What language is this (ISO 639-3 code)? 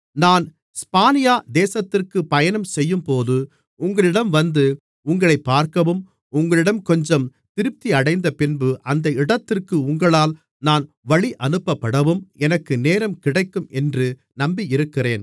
tam